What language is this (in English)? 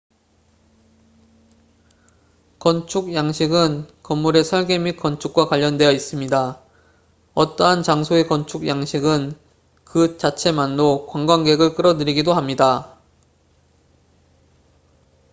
Korean